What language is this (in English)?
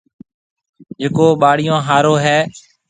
Marwari (Pakistan)